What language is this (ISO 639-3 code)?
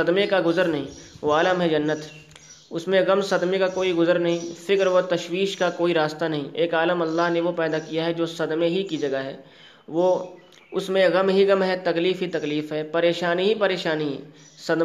urd